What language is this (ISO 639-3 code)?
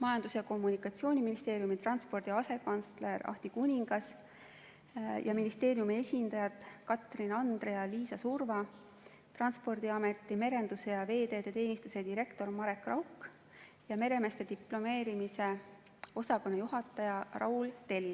est